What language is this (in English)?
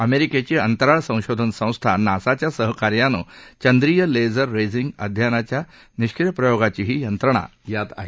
Marathi